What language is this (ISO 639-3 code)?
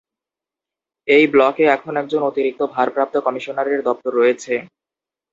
ben